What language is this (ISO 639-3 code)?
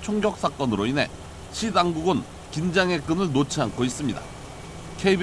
kor